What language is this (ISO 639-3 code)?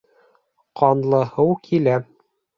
bak